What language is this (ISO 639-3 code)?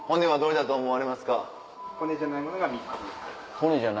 jpn